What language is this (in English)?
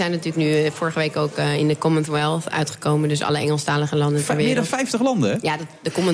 Dutch